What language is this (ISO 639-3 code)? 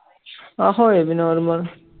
pan